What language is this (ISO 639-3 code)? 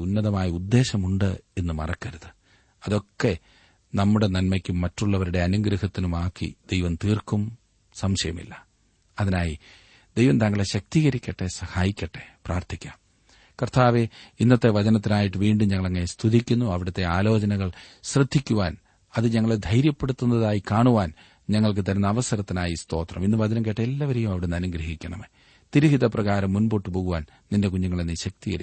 mal